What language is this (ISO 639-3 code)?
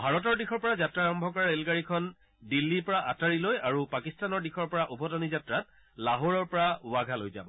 asm